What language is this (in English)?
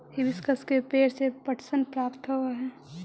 Magahi